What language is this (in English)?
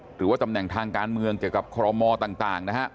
Thai